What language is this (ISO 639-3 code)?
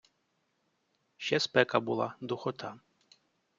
ukr